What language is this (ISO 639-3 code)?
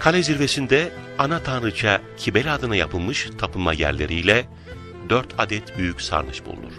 tur